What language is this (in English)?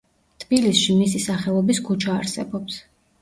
Georgian